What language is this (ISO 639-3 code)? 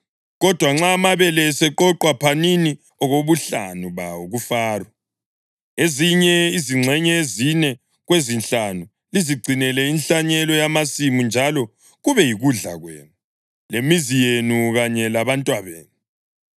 nde